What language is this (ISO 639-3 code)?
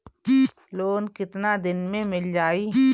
bho